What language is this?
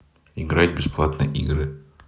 Russian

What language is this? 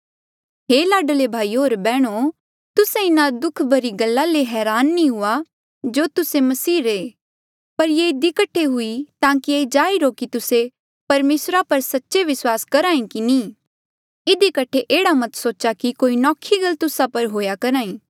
Mandeali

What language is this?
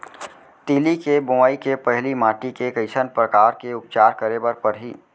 Chhattisgarhi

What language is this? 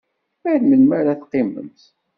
Kabyle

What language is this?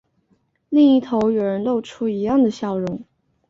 Chinese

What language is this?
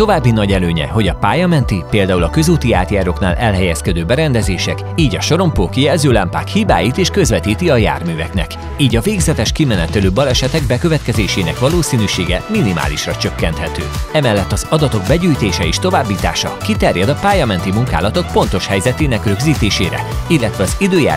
Hungarian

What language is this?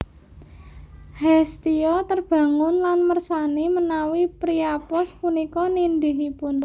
Javanese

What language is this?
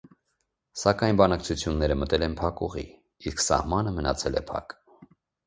Armenian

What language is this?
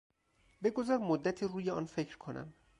Persian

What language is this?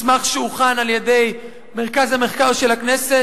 Hebrew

